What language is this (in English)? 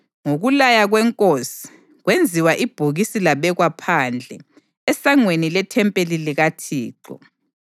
North Ndebele